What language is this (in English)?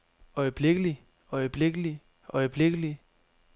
Danish